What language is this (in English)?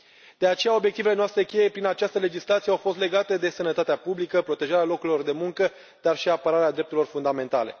Romanian